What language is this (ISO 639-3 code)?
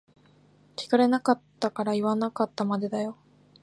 jpn